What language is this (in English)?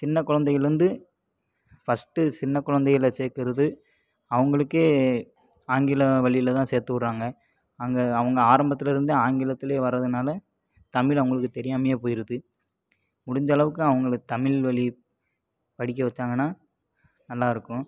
Tamil